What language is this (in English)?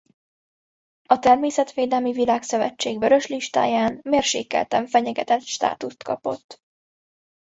Hungarian